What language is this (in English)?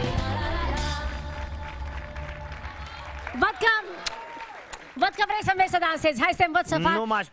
Romanian